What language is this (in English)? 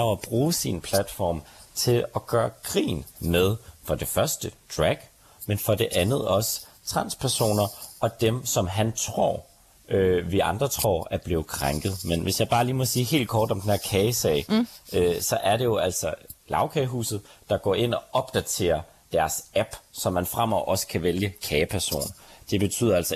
Danish